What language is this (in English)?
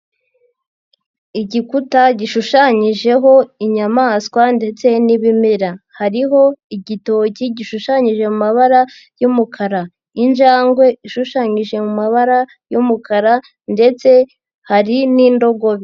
Kinyarwanda